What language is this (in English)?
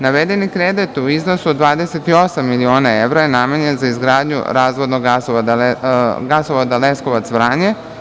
Serbian